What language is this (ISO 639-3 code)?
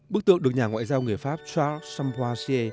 vie